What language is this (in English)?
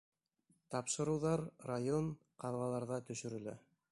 Bashkir